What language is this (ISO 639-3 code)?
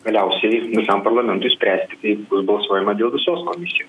lit